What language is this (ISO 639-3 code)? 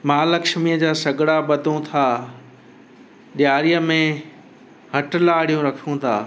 snd